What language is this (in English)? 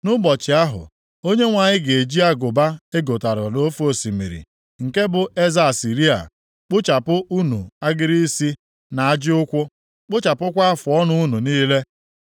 Igbo